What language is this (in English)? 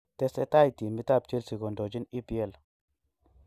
Kalenjin